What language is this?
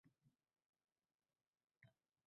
Uzbek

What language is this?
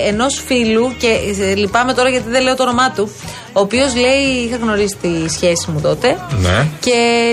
Greek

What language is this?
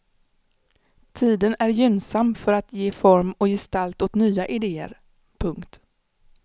Swedish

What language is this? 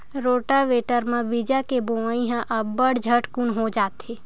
Chhattisgarhi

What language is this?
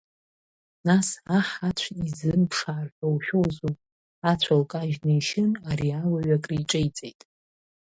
Abkhazian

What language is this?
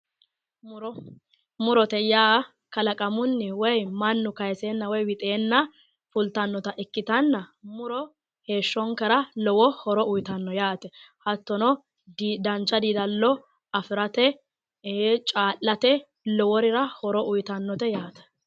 Sidamo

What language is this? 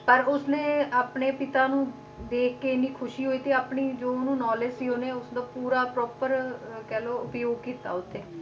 Punjabi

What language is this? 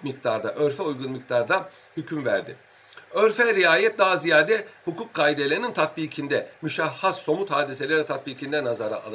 Turkish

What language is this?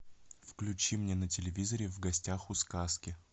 Russian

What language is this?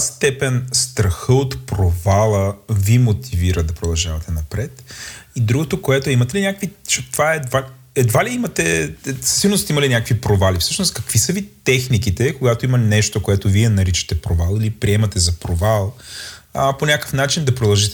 Bulgarian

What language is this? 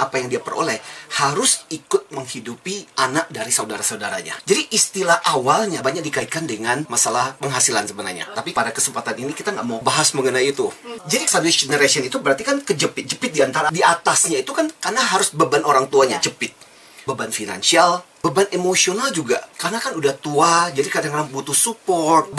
Indonesian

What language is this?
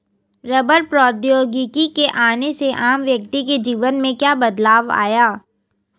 Hindi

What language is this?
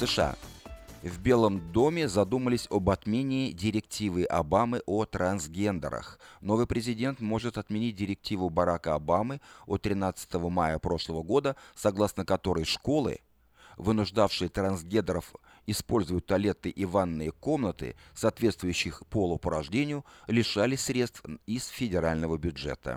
Russian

